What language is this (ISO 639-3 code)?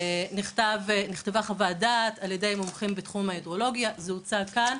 heb